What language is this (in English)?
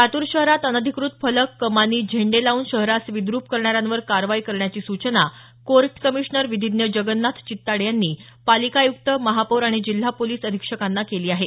Marathi